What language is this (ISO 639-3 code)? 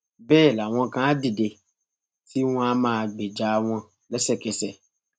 yor